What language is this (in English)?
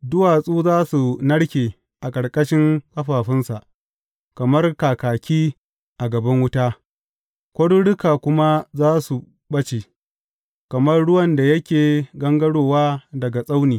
Hausa